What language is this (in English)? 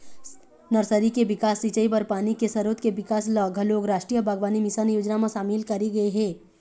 Chhattisgarhi